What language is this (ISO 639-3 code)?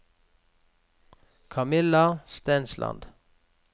nor